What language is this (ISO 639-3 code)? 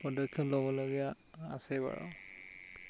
asm